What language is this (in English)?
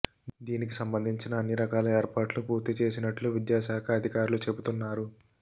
Telugu